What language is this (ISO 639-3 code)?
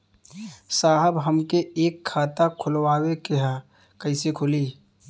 bho